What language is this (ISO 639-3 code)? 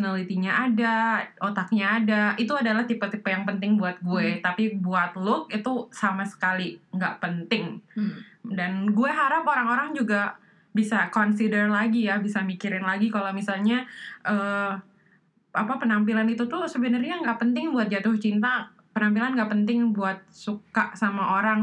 ind